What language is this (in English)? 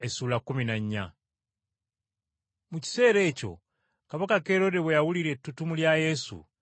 Ganda